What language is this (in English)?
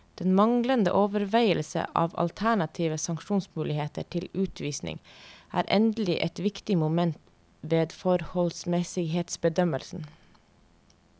Norwegian